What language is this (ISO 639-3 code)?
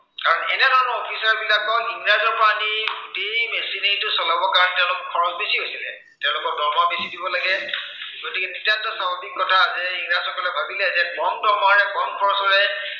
asm